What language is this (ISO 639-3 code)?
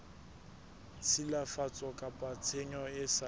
sot